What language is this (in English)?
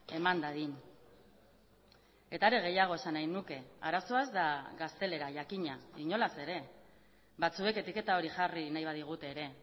Basque